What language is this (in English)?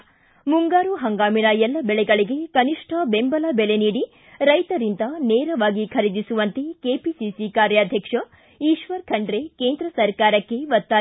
Kannada